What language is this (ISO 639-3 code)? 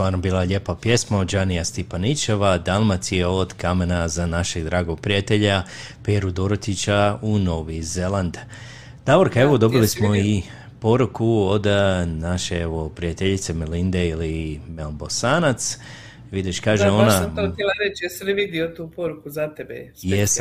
hrv